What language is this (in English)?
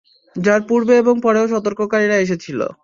Bangla